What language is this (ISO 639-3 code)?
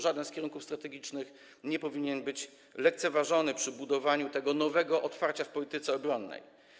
pol